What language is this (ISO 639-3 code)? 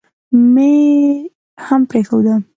pus